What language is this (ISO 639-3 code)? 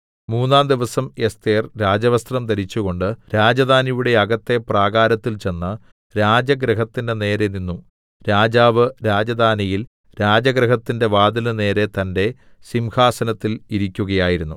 mal